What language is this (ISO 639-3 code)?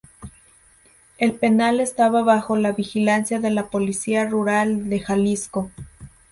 spa